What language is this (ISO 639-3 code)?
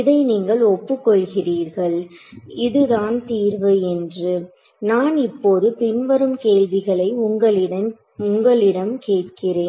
tam